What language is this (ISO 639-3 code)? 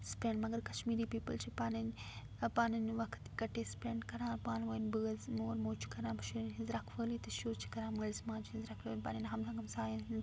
kas